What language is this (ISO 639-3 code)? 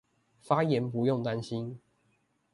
zho